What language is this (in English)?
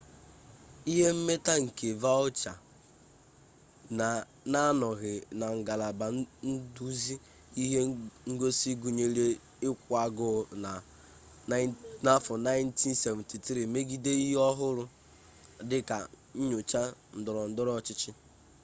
Igbo